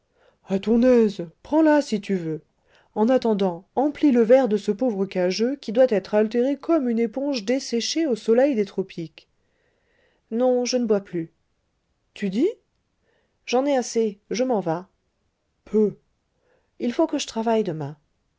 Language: French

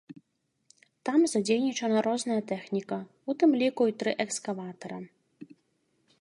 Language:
Belarusian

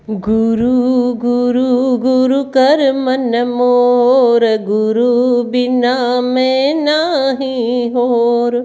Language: Sindhi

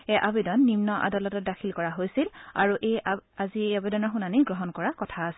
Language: Assamese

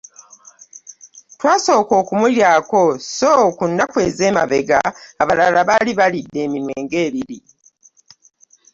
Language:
Ganda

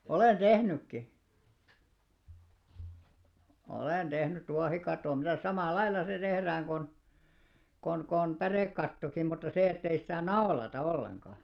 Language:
Finnish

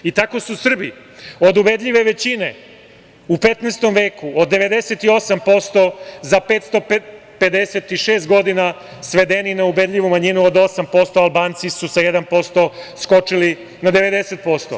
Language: Serbian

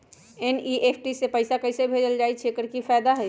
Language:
Magahi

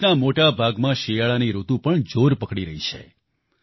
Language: Gujarati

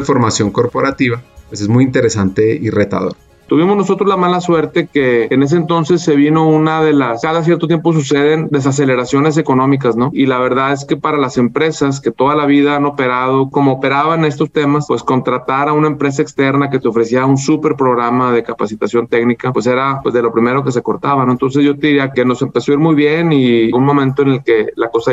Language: Spanish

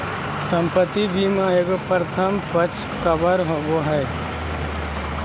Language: Magahi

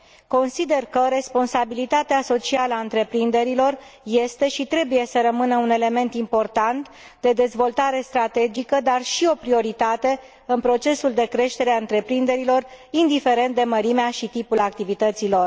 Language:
Romanian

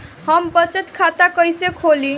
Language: Bhojpuri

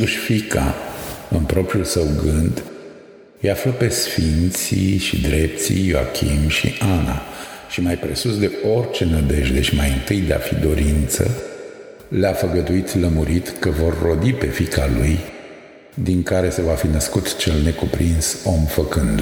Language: Romanian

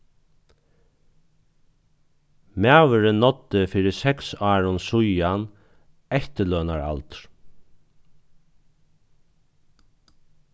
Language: Faroese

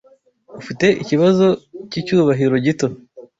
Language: Kinyarwanda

